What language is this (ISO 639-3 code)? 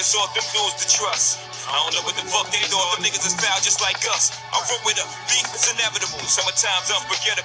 eng